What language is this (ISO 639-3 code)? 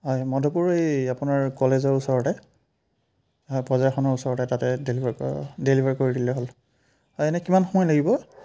asm